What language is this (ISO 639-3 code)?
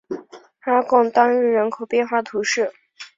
zho